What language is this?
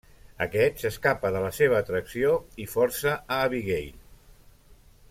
Catalan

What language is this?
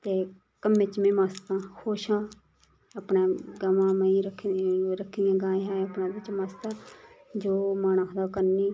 Dogri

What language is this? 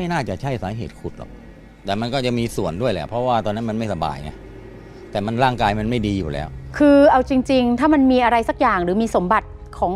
Thai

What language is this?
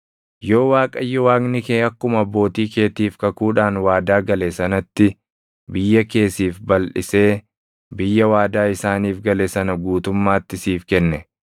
Oromo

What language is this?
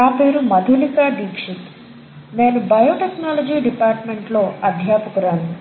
Telugu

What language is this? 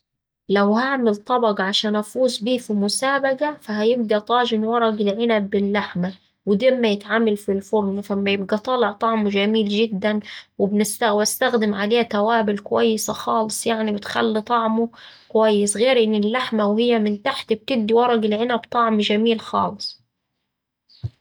Saidi Arabic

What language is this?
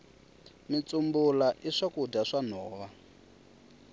Tsonga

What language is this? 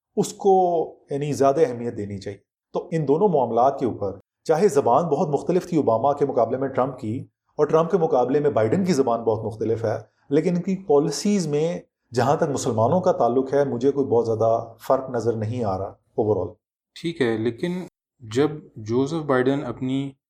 Urdu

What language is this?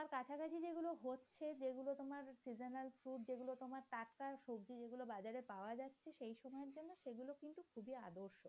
Bangla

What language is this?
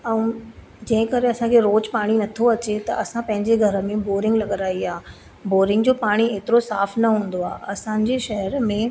Sindhi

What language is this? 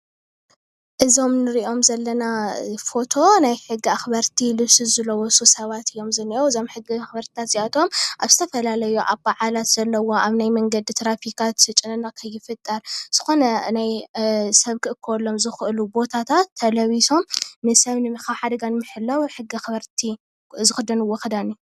Tigrinya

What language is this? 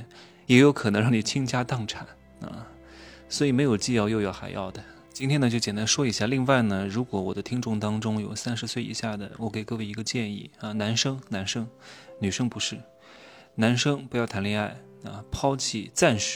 Chinese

